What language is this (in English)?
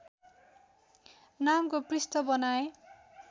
Nepali